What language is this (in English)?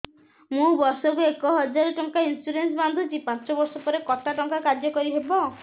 Odia